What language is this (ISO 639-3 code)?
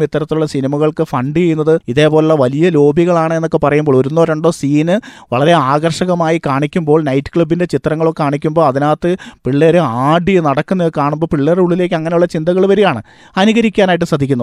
mal